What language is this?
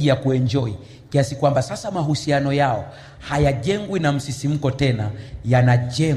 Swahili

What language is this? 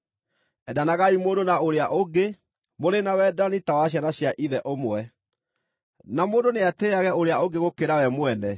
Kikuyu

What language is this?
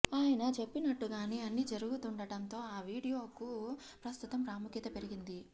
Telugu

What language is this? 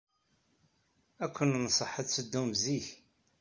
Kabyle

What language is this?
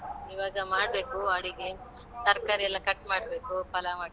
Kannada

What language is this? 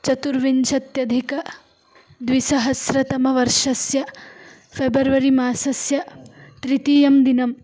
Sanskrit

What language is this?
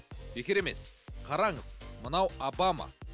Kazakh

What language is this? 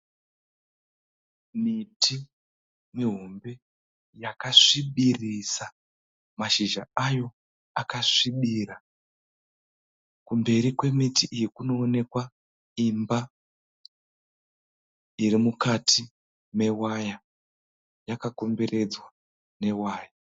Shona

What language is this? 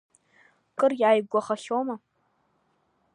Abkhazian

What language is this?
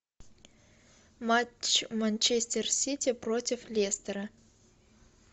Russian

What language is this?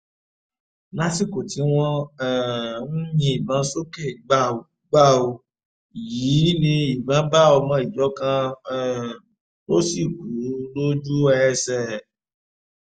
Yoruba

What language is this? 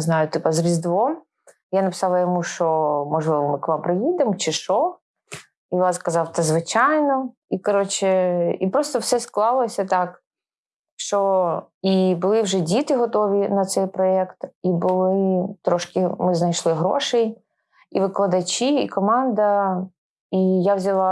Ukrainian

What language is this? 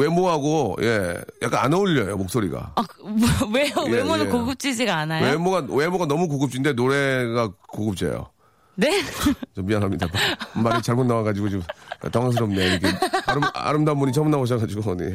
Korean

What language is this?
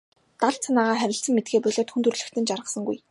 Mongolian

